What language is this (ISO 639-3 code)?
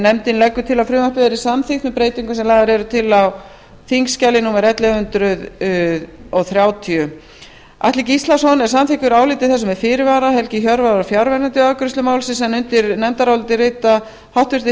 isl